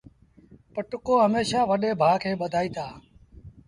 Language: Sindhi Bhil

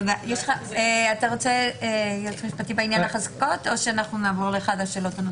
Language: Hebrew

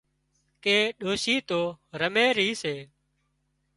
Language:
Wadiyara Koli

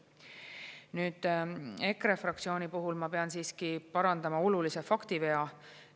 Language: Estonian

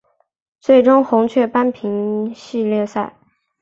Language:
Chinese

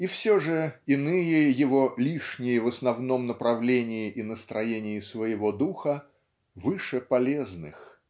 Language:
Russian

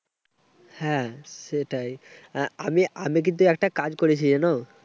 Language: Bangla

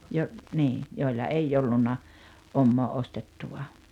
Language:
Finnish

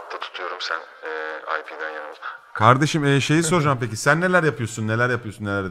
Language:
Turkish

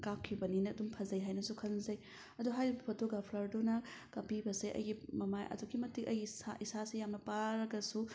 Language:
Manipuri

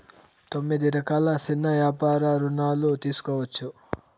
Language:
Telugu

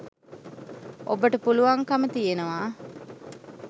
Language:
Sinhala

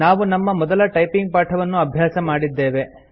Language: Kannada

